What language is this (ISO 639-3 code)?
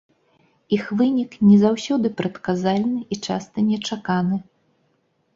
bel